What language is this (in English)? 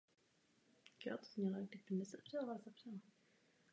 Czech